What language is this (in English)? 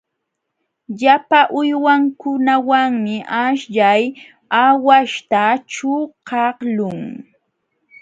Jauja Wanca Quechua